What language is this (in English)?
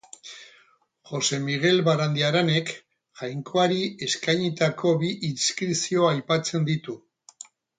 Basque